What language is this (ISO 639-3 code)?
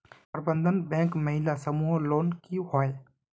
mag